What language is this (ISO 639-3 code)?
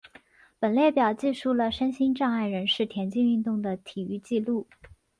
zho